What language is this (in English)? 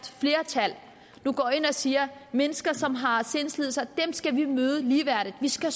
Danish